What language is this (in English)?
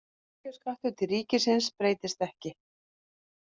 Icelandic